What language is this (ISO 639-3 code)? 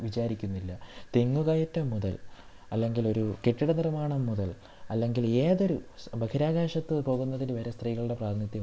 mal